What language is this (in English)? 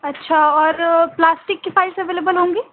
Urdu